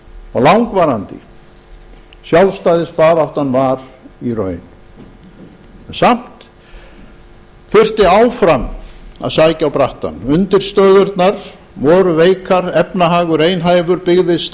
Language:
Icelandic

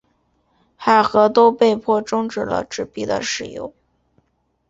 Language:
Chinese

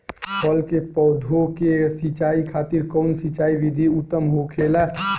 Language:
Bhojpuri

